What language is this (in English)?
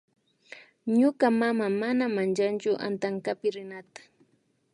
Imbabura Highland Quichua